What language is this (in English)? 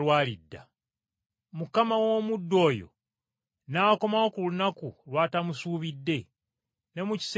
Ganda